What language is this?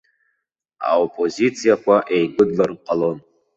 Abkhazian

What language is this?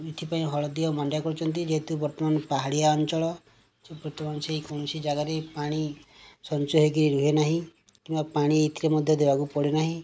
Odia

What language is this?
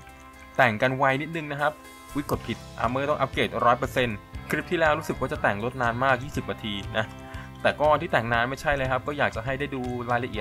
Thai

